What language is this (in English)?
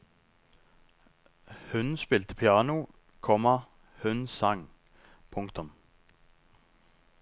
Norwegian